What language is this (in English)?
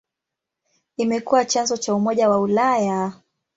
Swahili